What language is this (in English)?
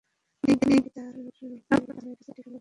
Bangla